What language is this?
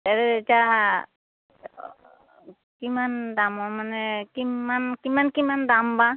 Assamese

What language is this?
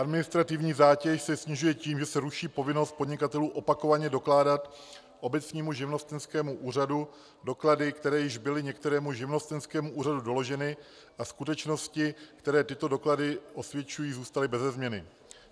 Czech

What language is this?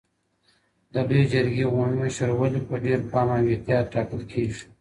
Pashto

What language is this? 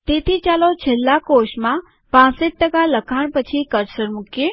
Gujarati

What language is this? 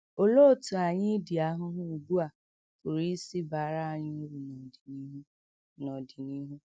Igbo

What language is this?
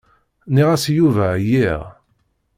Kabyle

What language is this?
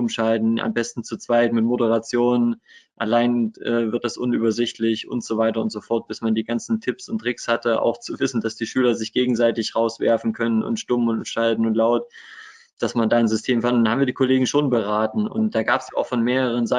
German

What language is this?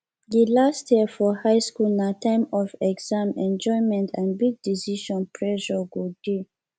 Nigerian Pidgin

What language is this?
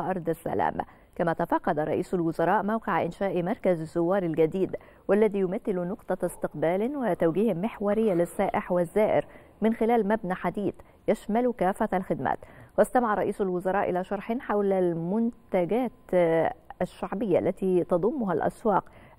Arabic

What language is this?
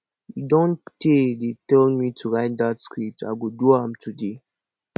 Nigerian Pidgin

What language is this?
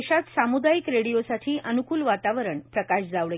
Marathi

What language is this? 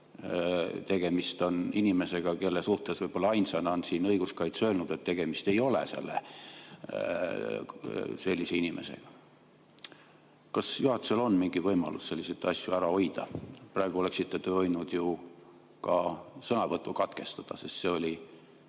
Estonian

